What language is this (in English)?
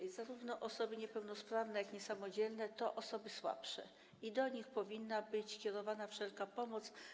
Polish